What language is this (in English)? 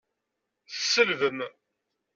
Kabyle